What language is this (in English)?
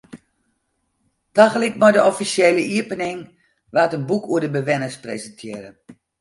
Western Frisian